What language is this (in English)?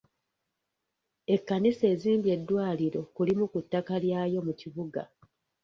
Ganda